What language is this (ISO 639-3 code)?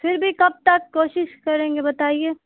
urd